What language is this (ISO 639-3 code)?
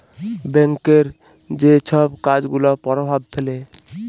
ben